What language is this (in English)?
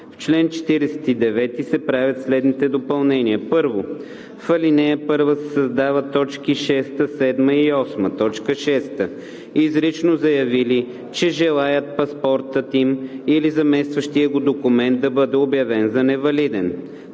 Bulgarian